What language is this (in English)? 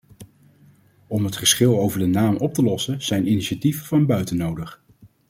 Dutch